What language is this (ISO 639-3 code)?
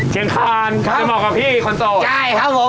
tha